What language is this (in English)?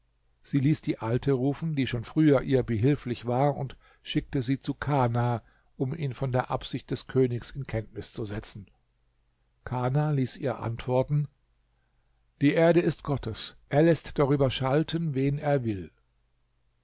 German